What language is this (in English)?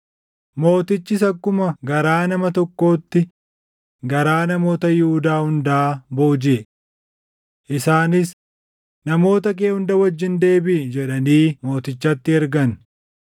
Oromo